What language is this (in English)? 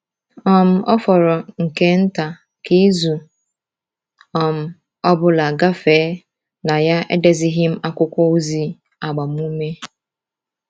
Igbo